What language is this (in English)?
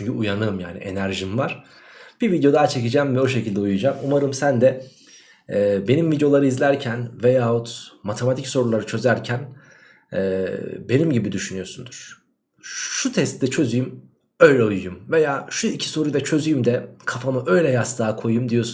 Turkish